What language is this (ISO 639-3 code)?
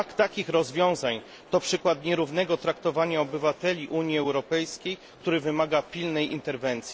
pol